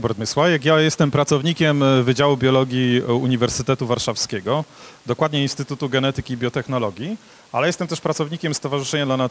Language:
Polish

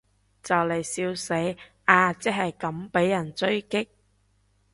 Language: Cantonese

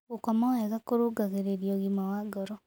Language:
Kikuyu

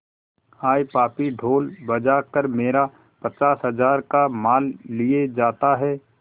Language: Hindi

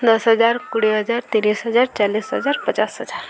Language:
Odia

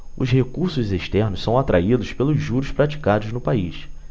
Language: Portuguese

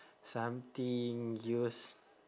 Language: English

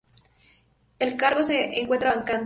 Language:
Spanish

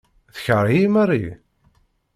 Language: Kabyle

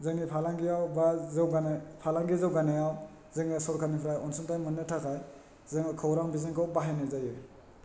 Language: Bodo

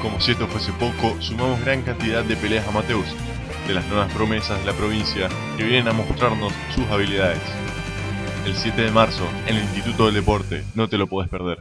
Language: Spanish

